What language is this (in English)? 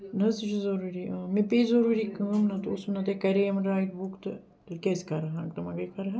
Kashmiri